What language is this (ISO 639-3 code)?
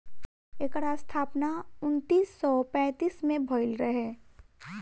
bho